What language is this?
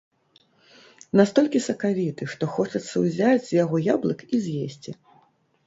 Belarusian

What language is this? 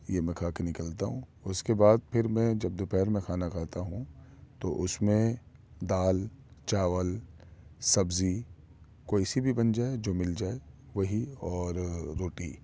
Urdu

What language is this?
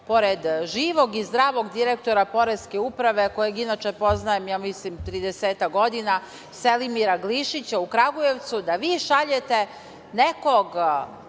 Serbian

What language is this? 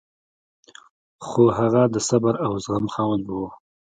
Pashto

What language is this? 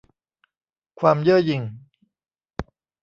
Thai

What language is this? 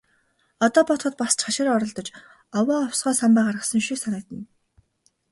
Mongolian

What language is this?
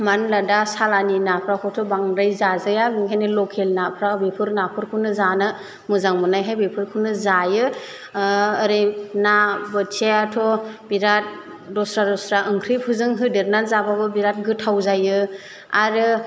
Bodo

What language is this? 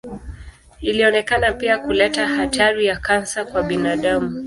Swahili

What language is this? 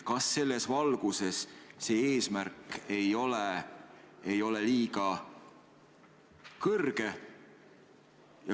Estonian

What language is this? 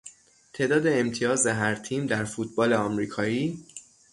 Persian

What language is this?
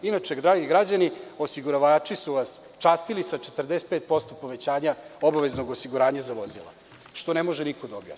Serbian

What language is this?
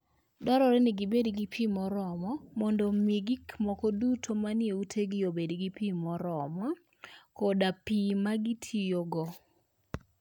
Luo (Kenya and Tanzania)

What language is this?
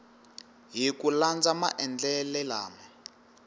Tsonga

